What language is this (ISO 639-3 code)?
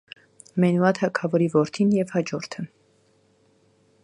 hye